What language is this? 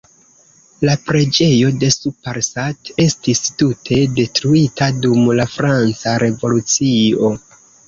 Esperanto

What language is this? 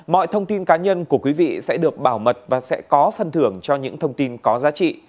Vietnamese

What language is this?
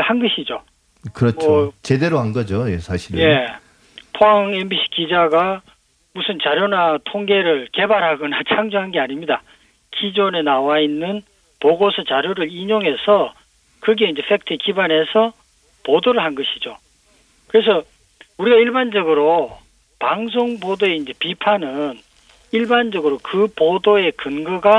Korean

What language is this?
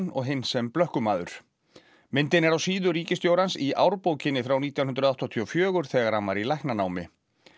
Icelandic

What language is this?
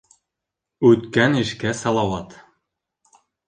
Bashkir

